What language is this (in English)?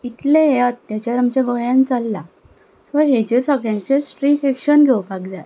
Konkani